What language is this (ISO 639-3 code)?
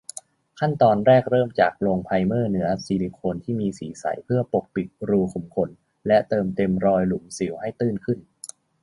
tha